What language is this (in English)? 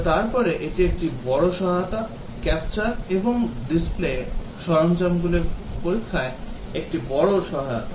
Bangla